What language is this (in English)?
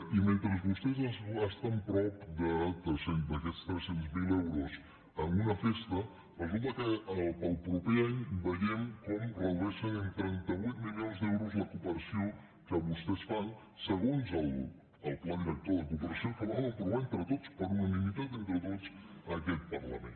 Catalan